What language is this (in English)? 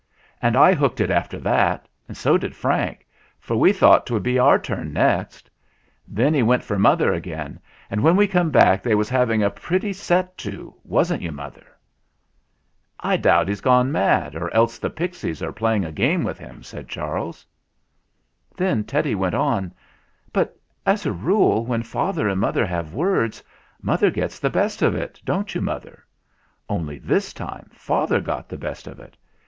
English